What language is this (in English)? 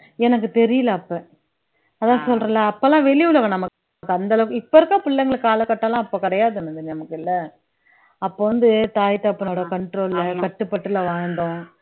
Tamil